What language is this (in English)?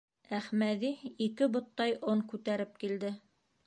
Bashkir